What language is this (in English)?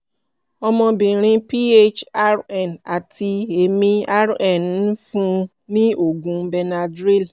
Yoruba